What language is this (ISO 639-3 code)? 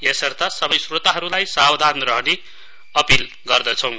nep